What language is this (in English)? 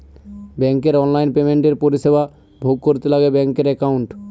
Bangla